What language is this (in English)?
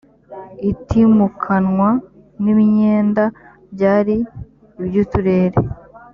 Kinyarwanda